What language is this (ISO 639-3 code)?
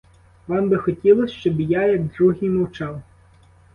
ukr